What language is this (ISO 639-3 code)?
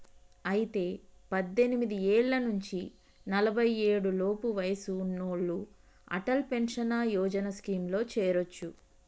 tel